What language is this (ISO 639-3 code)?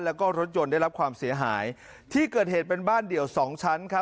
tha